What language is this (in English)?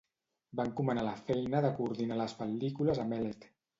Catalan